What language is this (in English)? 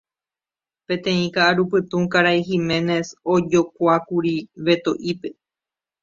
Guarani